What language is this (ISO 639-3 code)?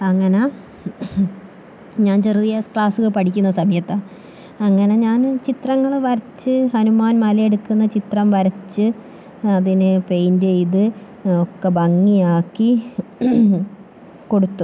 mal